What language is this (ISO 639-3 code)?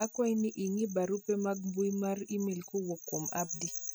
luo